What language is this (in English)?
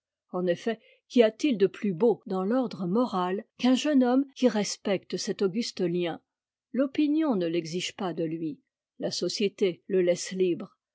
French